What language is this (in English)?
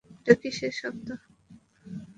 Bangla